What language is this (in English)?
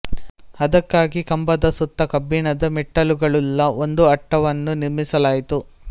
Kannada